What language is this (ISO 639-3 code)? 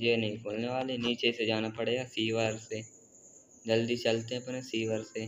hin